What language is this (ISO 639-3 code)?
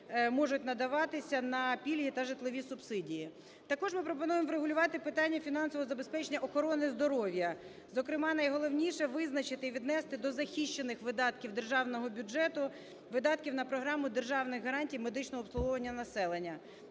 ukr